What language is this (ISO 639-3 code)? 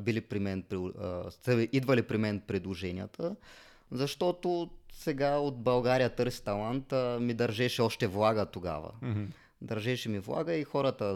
bul